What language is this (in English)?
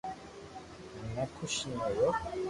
Loarki